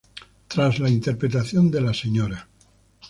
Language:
Spanish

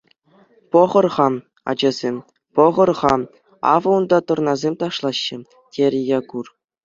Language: Chuvash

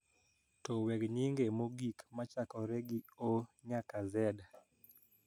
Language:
Luo (Kenya and Tanzania)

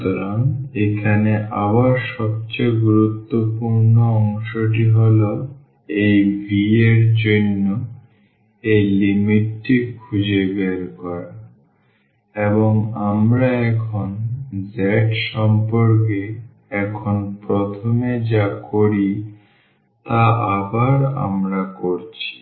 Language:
Bangla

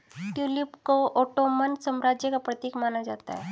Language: Hindi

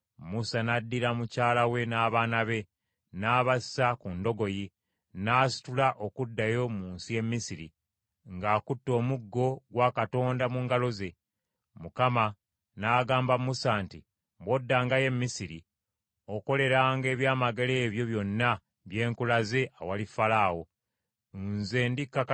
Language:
Ganda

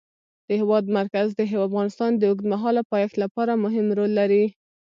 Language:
Pashto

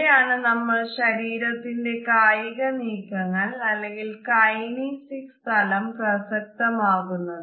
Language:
Malayalam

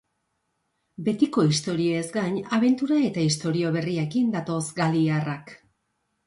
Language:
Basque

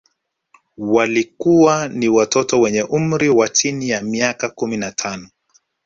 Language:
Swahili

